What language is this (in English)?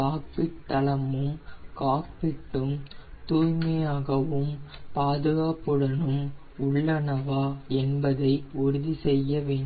Tamil